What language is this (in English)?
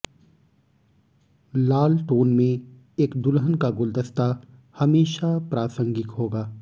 Hindi